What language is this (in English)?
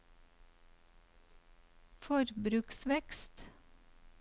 Norwegian